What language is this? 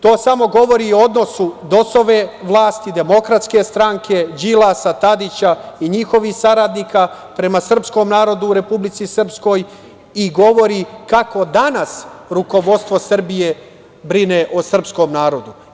Serbian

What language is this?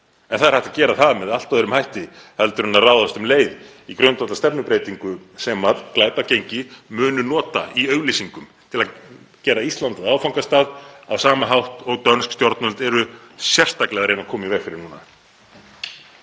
Icelandic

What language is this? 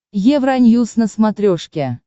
Russian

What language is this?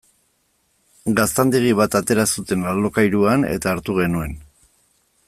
Basque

